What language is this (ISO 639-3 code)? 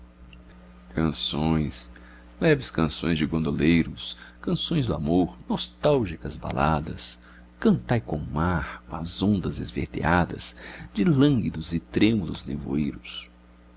por